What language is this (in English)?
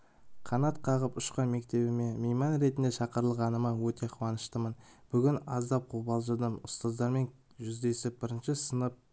Kazakh